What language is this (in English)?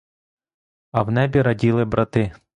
Ukrainian